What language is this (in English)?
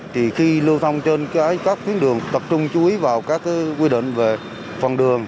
Vietnamese